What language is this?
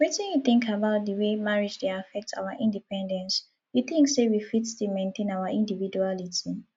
Nigerian Pidgin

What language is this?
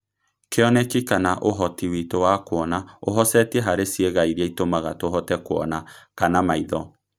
Kikuyu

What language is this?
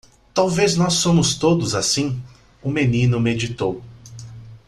Portuguese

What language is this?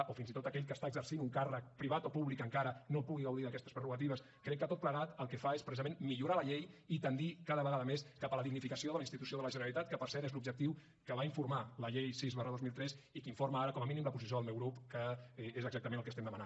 Catalan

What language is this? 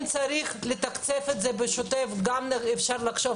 Hebrew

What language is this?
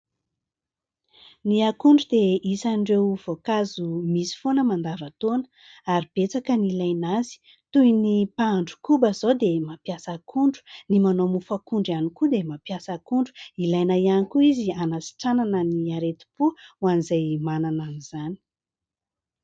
Malagasy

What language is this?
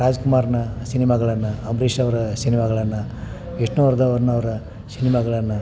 Kannada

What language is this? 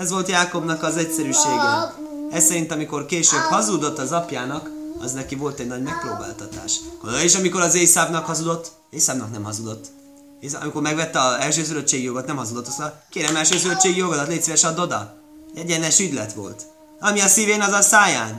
Hungarian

